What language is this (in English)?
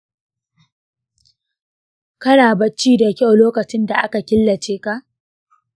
Hausa